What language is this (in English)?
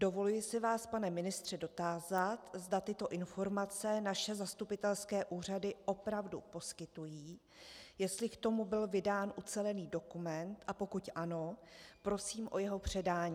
Czech